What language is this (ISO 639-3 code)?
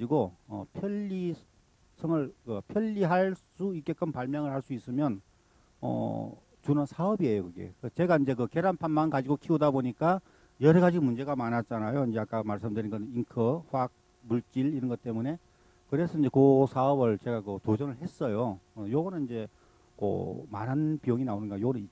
kor